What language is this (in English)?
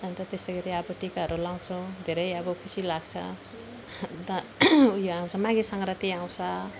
Nepali